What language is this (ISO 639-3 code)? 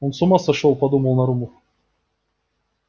rus